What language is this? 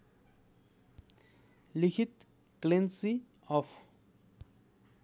Nepali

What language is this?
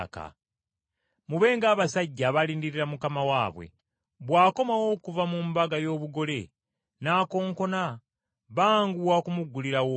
Ganda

